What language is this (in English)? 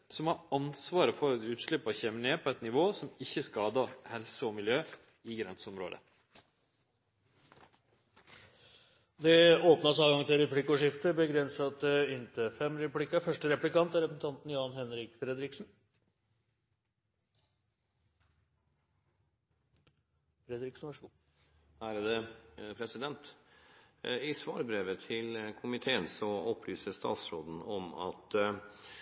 Norwegian